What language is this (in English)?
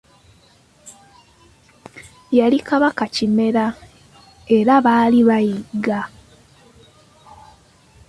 Ganda